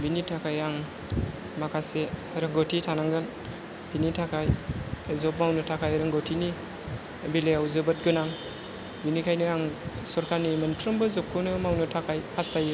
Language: Bodo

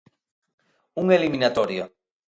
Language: Galician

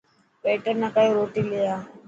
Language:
Dhatki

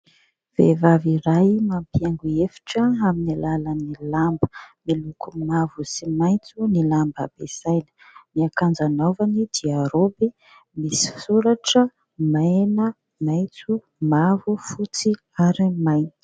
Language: Malagasy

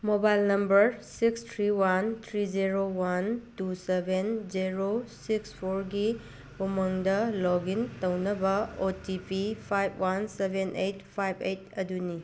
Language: Manipuri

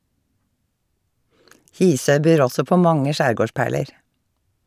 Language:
Norwegian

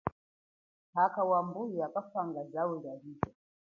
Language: Chokwe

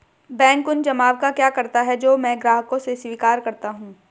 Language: Hindi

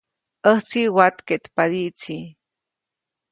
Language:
Copainalá Zoque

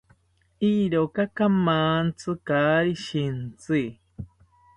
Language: South Ucayali Ashéninka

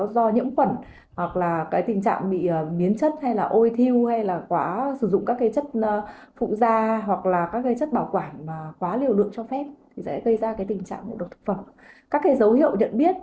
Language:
Vietnamese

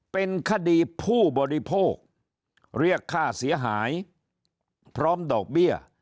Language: Thai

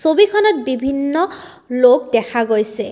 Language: Assamese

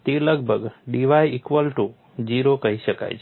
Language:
Gujarati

